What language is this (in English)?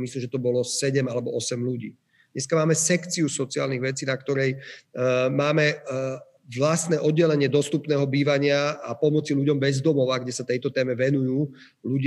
Slovak